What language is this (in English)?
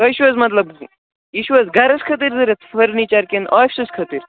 Kashmiri